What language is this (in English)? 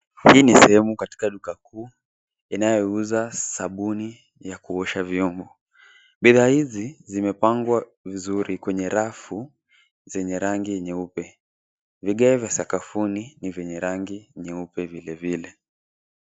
Swahili